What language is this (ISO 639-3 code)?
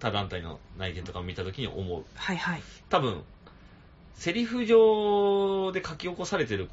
jpn